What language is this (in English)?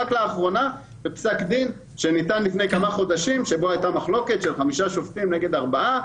Hebrew